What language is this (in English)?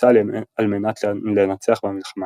Hebrew